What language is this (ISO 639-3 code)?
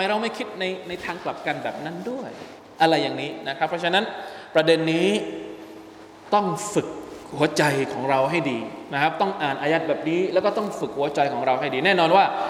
tha